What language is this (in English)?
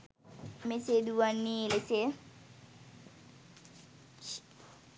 Sinhala